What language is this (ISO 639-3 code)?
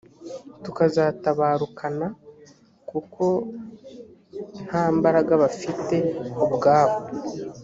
kin